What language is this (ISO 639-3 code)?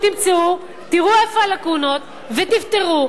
heb